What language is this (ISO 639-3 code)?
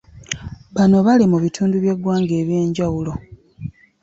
lug